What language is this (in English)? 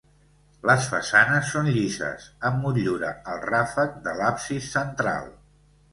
Catalan